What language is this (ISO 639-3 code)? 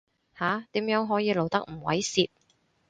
yue